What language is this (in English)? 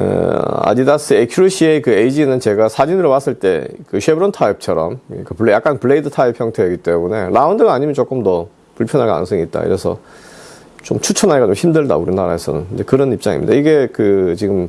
Korean